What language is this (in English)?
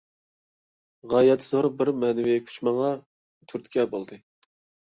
Uyghur